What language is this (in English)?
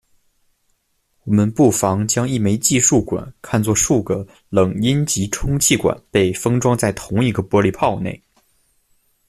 Chinese